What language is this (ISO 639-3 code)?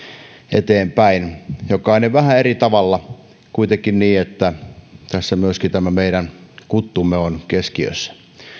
fin